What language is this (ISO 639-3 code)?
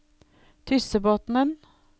nor